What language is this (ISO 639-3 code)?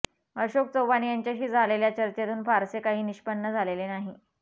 mar